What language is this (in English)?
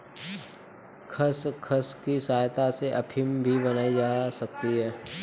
Hindi